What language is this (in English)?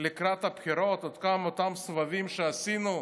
Hebrew